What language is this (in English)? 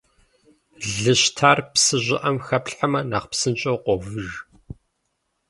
Kabardian